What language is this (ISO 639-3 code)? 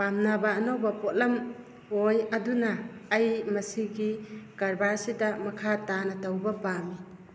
mni